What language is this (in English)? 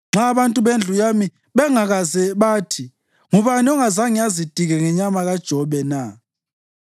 North Ndebele